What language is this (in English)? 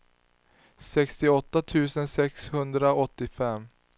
Swedish